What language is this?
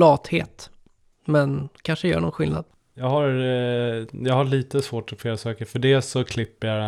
Swedish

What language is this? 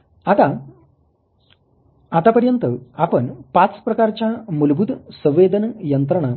Marathi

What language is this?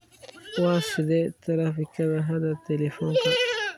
Somali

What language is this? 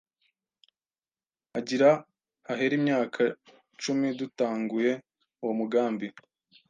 Kinyarwanda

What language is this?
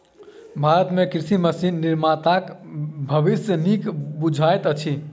Maithili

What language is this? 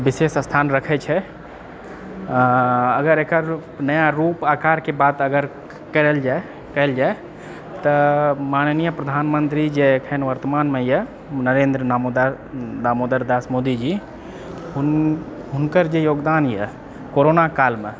Maithili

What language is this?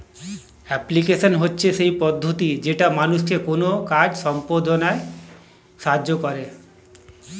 Bangla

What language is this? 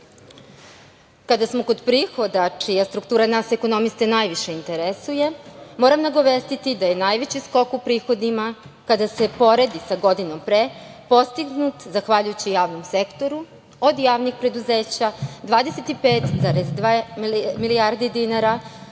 Serbian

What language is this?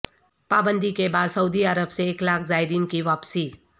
Urdu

